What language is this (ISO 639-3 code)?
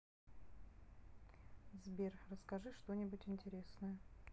rus